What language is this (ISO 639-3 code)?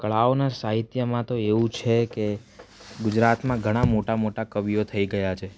guj